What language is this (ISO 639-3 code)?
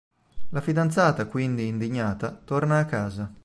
ita